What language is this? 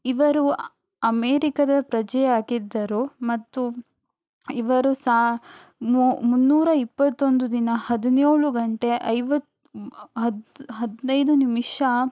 Kannada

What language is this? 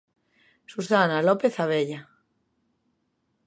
Galician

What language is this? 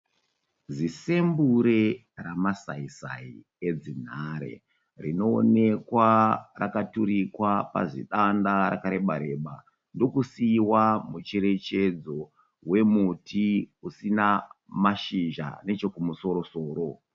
Shona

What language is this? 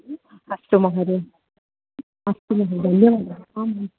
Sanskrit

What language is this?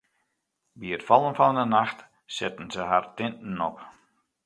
Western Frisian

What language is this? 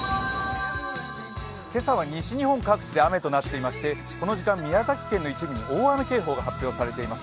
Japanese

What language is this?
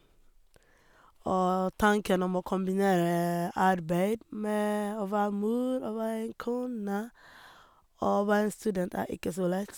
Norwegian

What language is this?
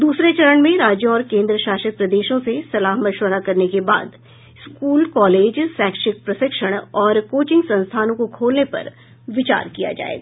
Hindi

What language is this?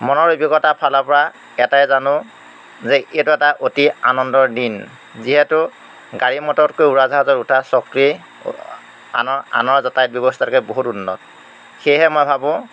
Assamese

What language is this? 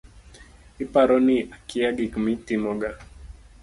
Luo (Kenya and Tanzania)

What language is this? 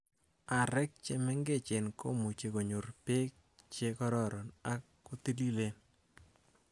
Kalenjin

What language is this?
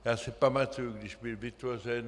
Czech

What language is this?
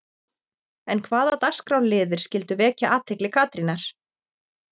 Icelandic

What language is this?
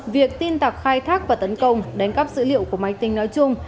Vietnamese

